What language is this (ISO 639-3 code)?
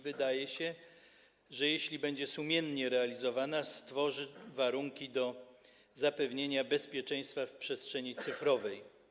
pol